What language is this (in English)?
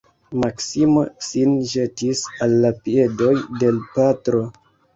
Esperanto